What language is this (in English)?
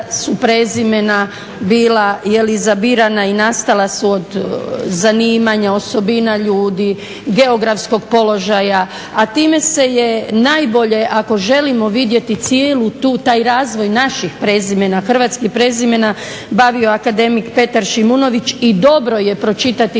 Croatian